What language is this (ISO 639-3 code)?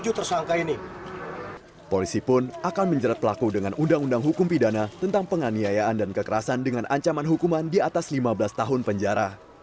ind